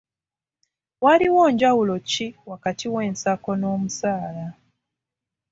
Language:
Ganda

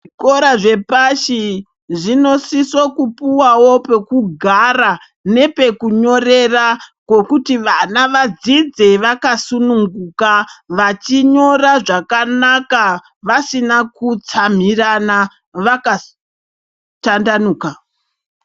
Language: Ndau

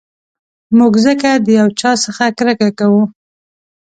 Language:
Pashto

